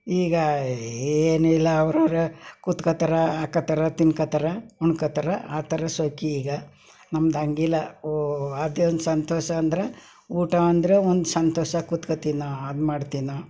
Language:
Kannada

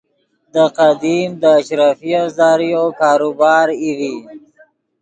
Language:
Yidgha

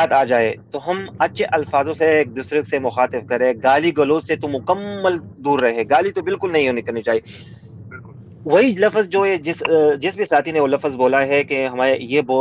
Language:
Urdu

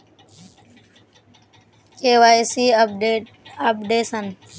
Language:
Magahi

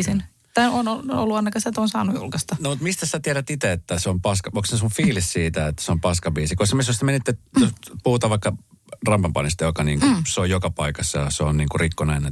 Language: Finnish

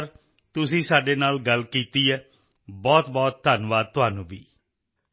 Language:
Punjabi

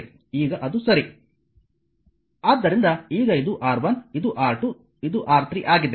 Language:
Kannada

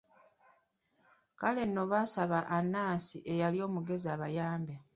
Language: Ganda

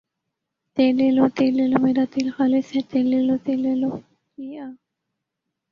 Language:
Urdu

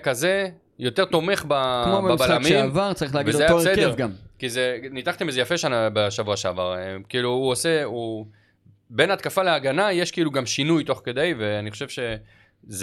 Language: Hebrew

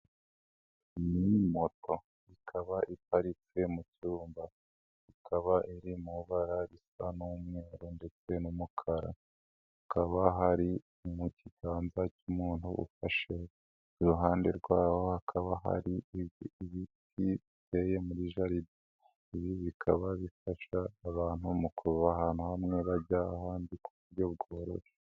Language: Kinyarwanda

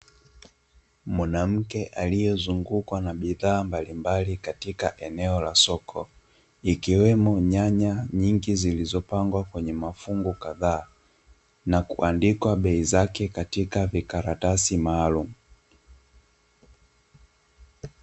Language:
Swahili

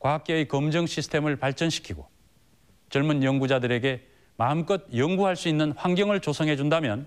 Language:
Korean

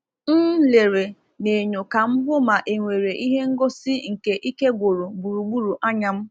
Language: Igbo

